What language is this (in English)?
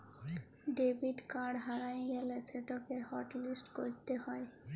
Bangla